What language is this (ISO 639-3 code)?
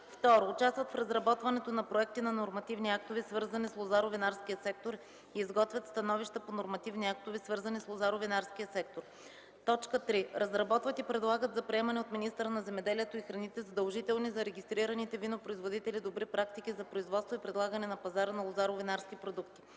bul